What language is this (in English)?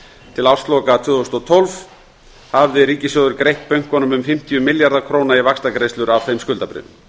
Icelandic